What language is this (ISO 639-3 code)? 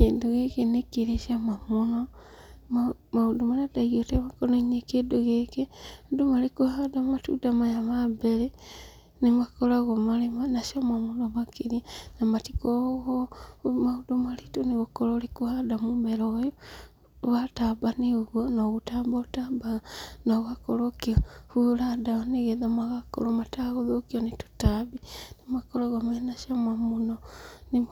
kik